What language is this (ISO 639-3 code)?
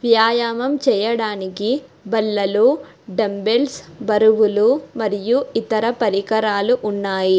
tel